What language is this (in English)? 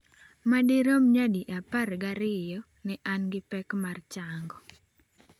Luo (Kenya and Tanzania)